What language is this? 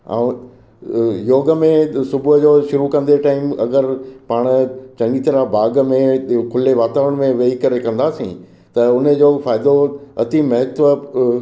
Sindhi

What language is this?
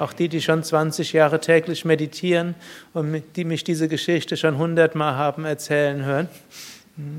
German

